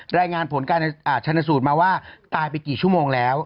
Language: Thai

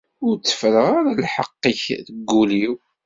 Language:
Kabyle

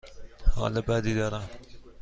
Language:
Persian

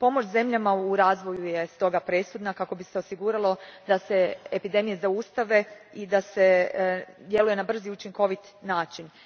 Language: Croatian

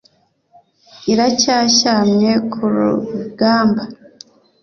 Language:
Kinyarwanda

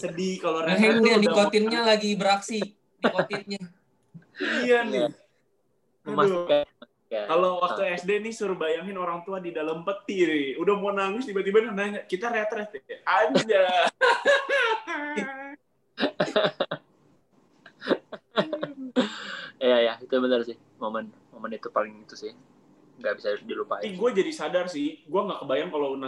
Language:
Indonesian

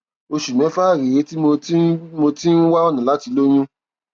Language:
Yoruba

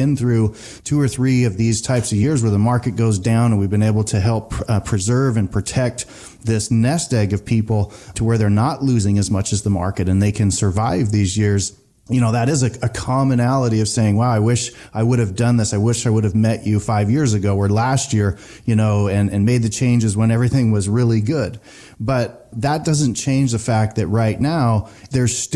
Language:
English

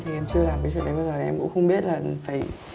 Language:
Vietnamese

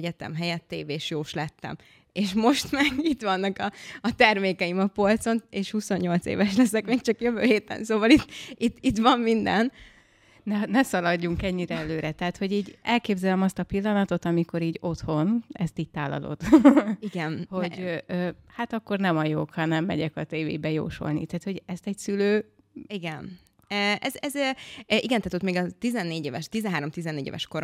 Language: Hungarian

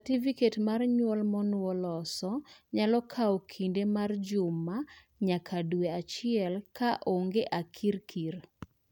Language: Luo (Kenya and Tanzania)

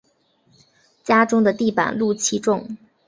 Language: Chinese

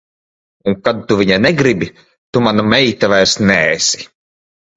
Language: Latvian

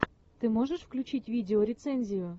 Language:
Russian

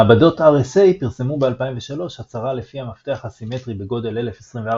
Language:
Hebrew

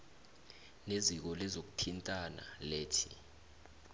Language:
South Ndebele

